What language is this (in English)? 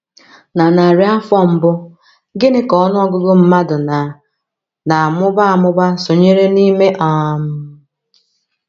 Igbo